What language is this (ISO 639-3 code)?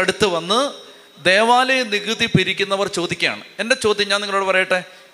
mal